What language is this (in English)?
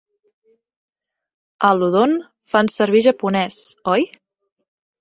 Catalan